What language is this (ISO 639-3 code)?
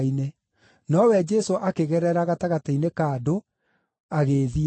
kik